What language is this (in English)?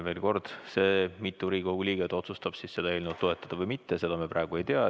Estonian